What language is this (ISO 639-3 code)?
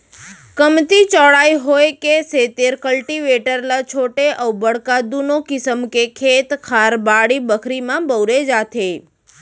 hne